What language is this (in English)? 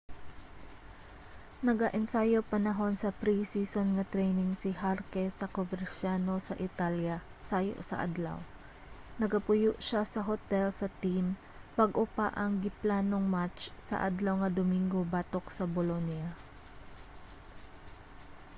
Cebuano